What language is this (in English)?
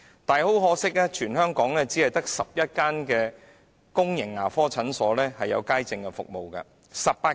Cantonese